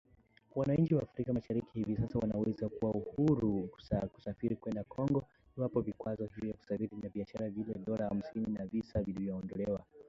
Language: Swahili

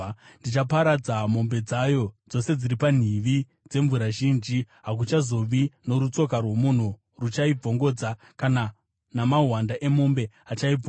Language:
Shona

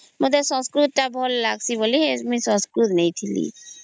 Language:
Odia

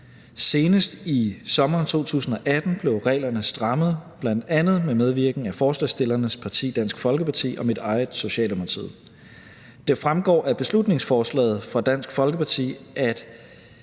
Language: Danish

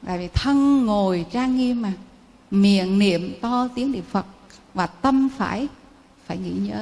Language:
Vietnamese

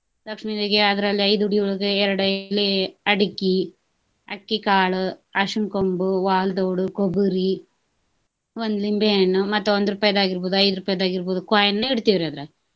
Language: Kannada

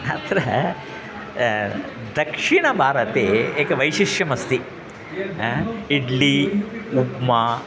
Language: Sanskrit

